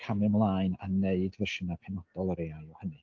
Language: Welsh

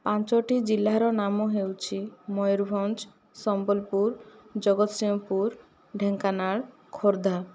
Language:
Odia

